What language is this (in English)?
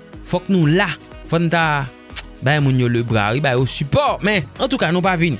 French